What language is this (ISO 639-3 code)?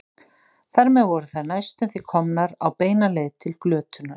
isl